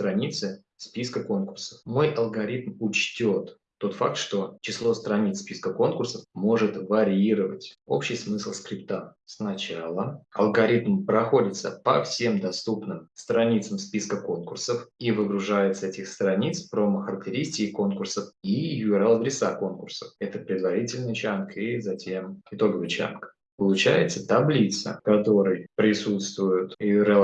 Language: Russian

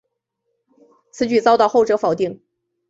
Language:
Chinese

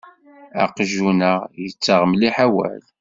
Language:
Kabyle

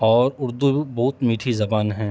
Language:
Urdu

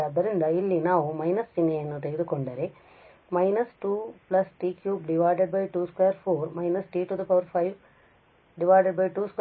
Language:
Kannada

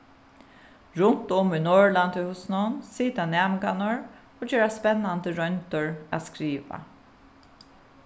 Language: Faroese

